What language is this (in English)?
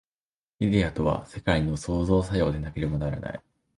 Japanese